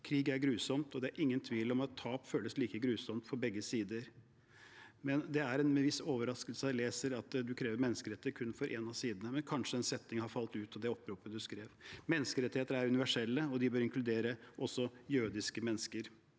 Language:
Norwegian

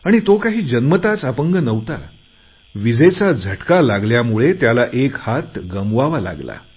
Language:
Marathi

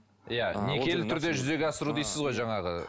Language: Kazakh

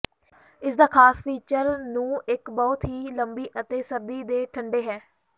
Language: Punjabi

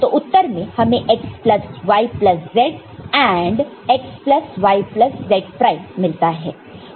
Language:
Hindi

